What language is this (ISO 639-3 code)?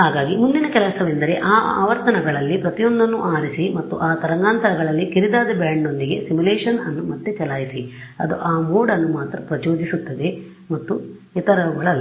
kan